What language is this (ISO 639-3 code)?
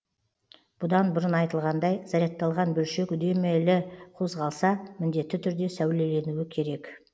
kaz